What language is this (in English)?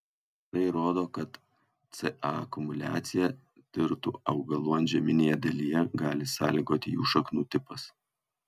Lithuanian